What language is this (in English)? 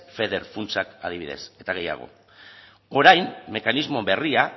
Basque